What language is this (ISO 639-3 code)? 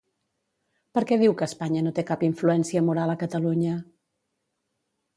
cat